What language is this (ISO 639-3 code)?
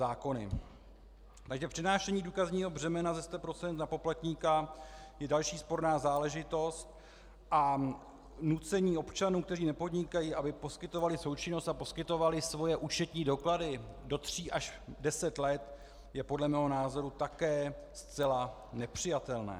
ces